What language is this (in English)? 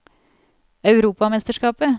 Norwegian